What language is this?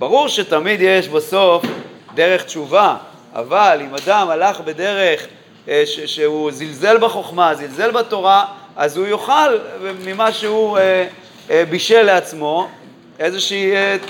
Hebrew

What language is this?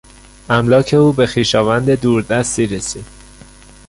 Persian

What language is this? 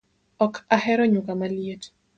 Luo (Kenya and Tanzania)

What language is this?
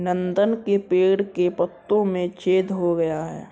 Hindi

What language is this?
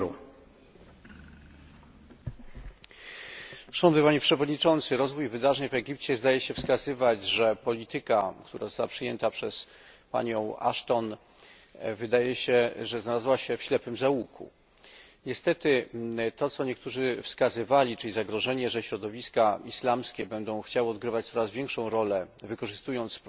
Polish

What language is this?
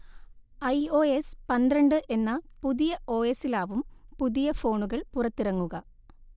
Malayalam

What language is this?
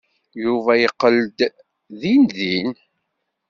Kabyle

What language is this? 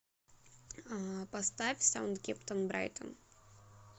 Russian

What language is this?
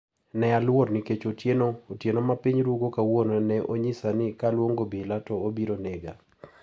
Luo (Kenya and Tanzania)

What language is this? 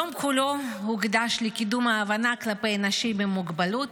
Hebrew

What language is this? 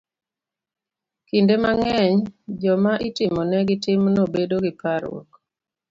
Luo (Kenya and Tanzania)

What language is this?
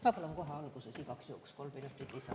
Estonian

